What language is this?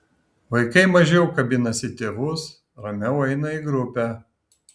Lithuanian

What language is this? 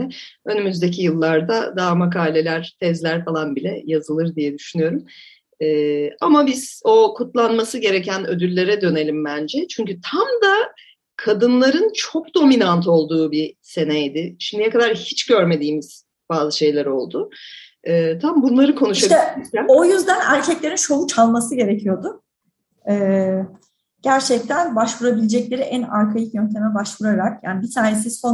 Turkish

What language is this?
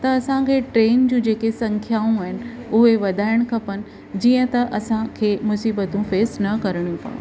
Sindhi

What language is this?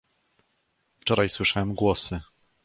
Polish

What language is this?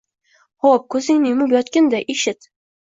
Uzbek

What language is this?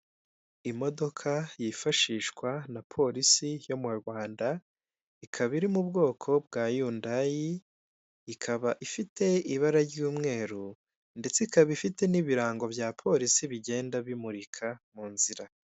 Kinyarwanda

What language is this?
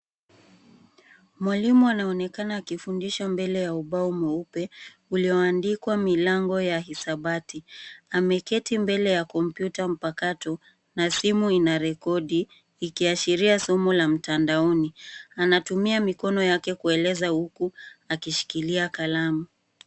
Swahili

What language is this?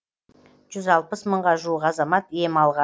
Kazakh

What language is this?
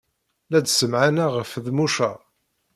Kabyle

